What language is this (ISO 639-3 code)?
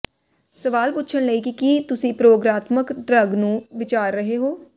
pan